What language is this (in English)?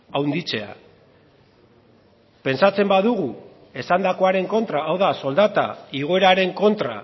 Basque